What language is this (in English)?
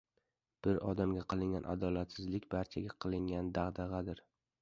Uzbek